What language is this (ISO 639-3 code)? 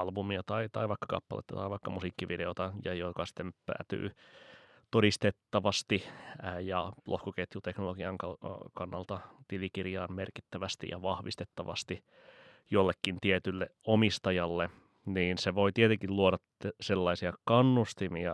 fin